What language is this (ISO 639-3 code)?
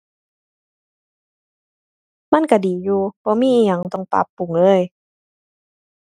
tha